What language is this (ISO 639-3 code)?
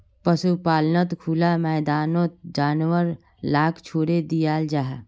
mag